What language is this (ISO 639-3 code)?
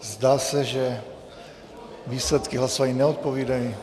ces